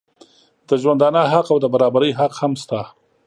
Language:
Pashto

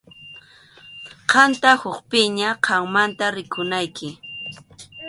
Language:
Arequipa-La Unión Quechua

